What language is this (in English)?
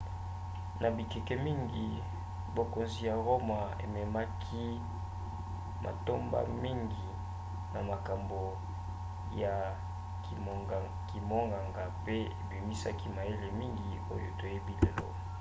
Lingala